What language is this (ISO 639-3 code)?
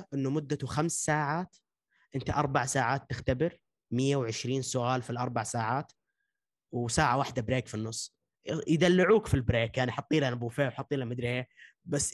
ara